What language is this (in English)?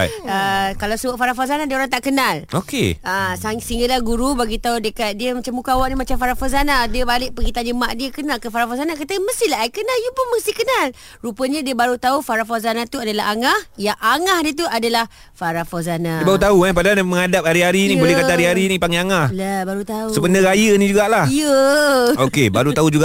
Malay